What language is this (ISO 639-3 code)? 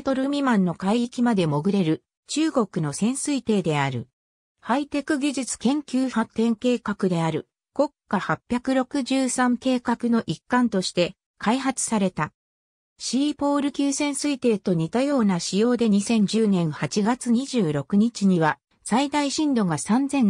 jpn